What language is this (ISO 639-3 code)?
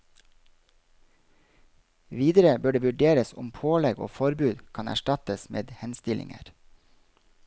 nor